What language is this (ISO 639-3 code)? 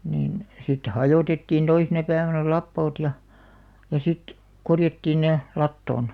fin